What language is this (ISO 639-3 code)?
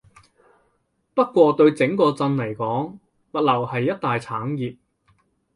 yue